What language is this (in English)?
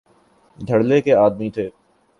Urdu